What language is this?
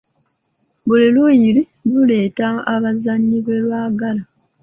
Ganda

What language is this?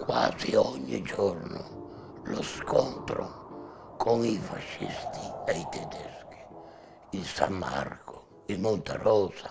Italian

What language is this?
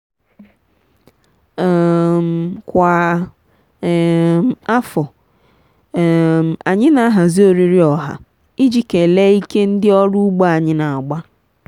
Igbo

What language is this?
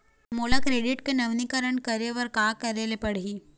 Chhattisgarhi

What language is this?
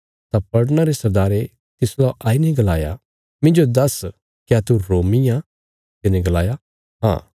Bilaspuri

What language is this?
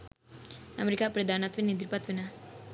Sinhala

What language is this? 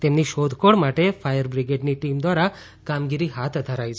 Gujarati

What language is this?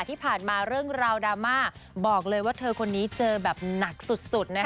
Thai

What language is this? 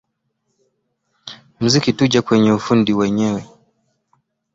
Swahili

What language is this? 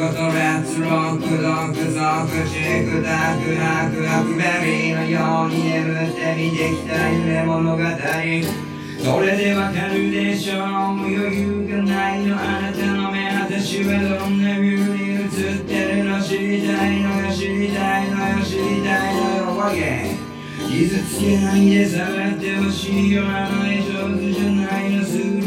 Japanese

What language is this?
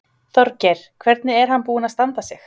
Icelandic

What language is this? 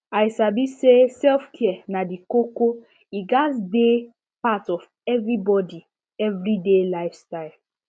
Nigerian Pidgin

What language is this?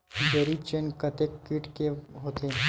Chhattisgarhi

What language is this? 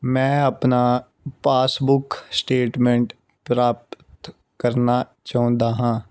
Punjabi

